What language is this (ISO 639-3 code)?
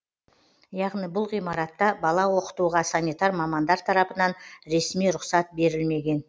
kaz